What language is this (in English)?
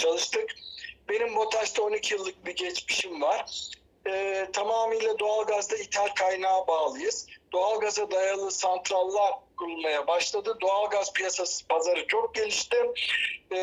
Turkish